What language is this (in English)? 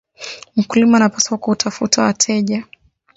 Swahili